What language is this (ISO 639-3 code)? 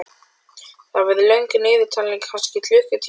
isl